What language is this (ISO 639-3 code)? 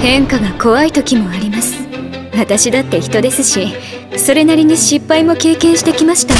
jpn